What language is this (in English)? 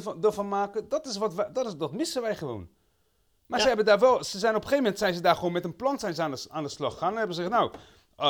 Dutch